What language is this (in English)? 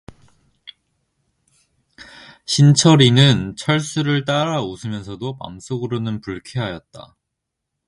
Korean